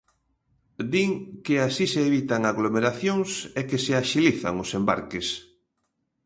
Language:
Galician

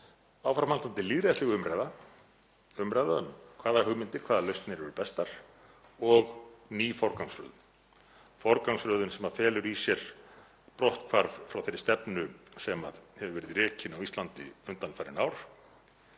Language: Icelandic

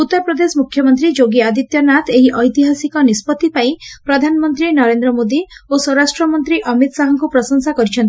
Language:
Odia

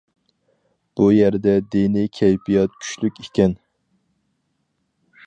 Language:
Uyghur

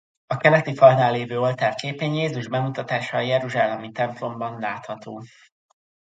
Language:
Hungarian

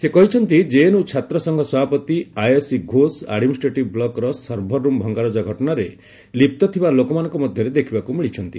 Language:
Odia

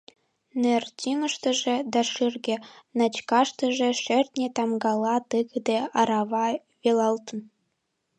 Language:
Mari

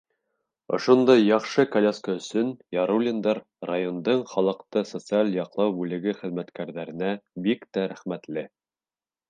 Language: Bashkir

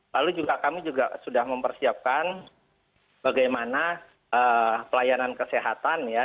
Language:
Indonesian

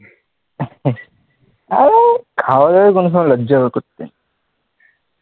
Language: Bangla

